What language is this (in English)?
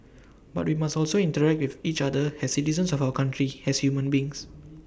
English